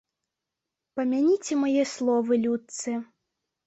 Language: Belarusian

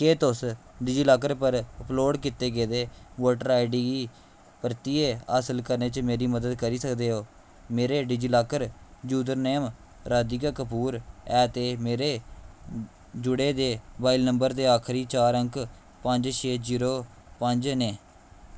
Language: Dogri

